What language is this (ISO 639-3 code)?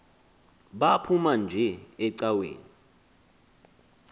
xho